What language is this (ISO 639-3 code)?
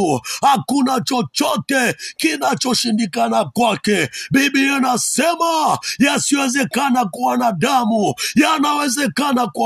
swa